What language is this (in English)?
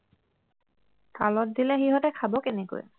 Assamese